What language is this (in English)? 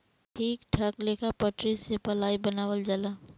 Bhojpuri